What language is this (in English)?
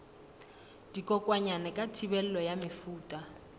Southern Sotho